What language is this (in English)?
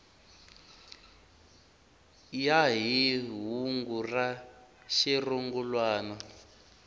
Tsonga